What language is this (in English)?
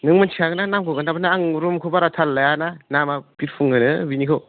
Bodo